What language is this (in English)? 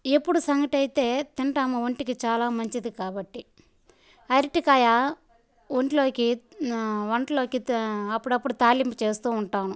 Telugu